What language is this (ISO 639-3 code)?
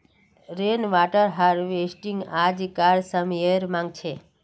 mag